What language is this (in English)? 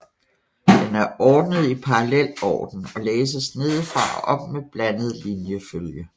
Danish